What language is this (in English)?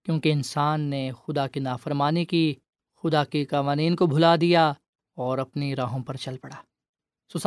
Urdu